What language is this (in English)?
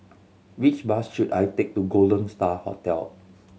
English